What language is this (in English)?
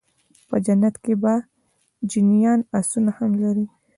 Pashto